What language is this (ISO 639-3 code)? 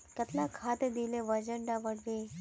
mag